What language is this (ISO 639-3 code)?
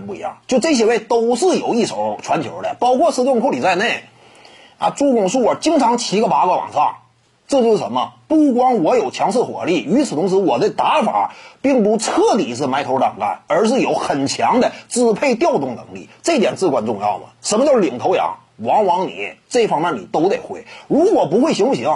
zho